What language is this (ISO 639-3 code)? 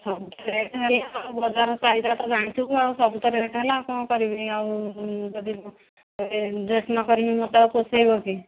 ori